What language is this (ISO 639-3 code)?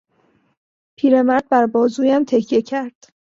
fas